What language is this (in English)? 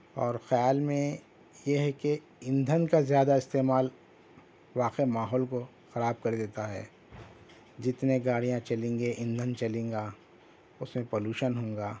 Urdu